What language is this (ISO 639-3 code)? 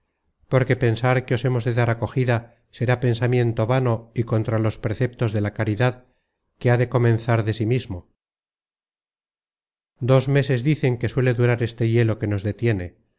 spa